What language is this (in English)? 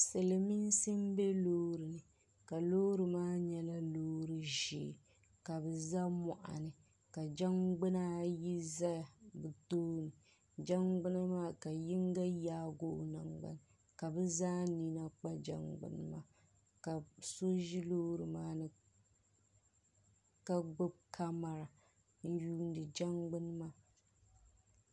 Dagbani